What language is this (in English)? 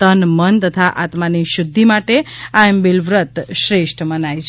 Gujarati